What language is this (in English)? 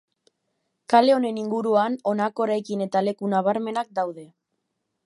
Basque